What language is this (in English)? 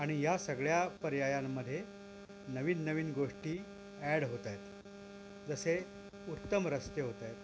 Marathi